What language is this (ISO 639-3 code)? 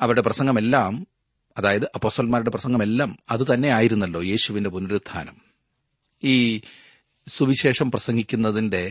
mal